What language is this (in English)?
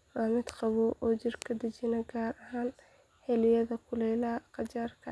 Somali